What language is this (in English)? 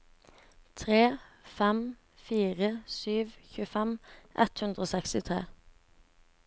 Norwegian